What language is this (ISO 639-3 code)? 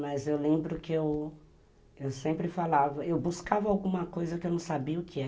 por